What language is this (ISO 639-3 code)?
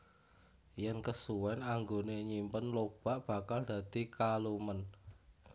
jav